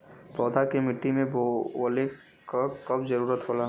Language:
Bhojpuri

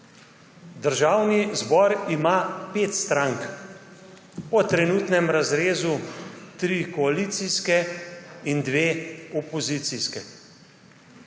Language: Slovenian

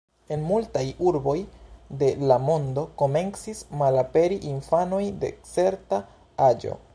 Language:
Esperanto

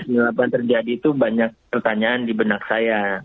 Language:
Indonesian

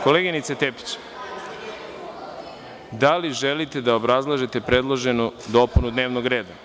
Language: Serbian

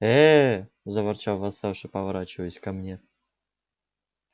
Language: Russian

